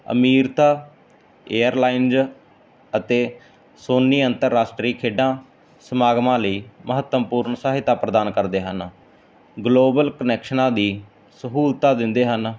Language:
Punjabi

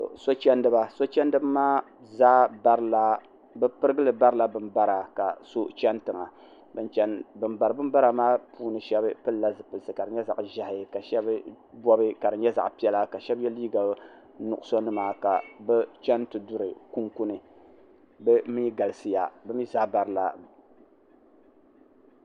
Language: Dagbani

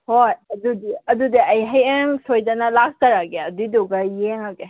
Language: Manipuri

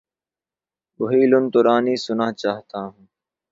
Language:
Urdu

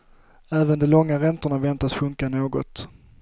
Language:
Swedish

